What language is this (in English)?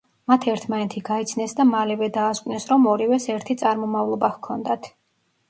Georgian